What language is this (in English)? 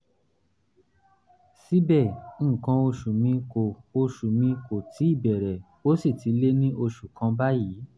Yoruba